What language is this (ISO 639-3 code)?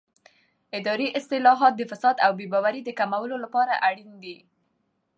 pus